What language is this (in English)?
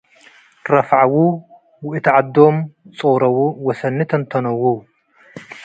Tigre